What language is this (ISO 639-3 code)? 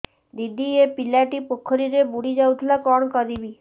ori